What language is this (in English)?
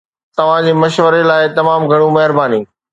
Sindhi